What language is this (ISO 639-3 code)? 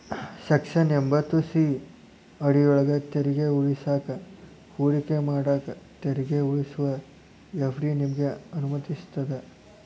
kan